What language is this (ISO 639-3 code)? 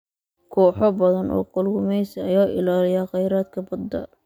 som